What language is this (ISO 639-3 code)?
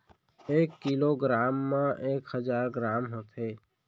hne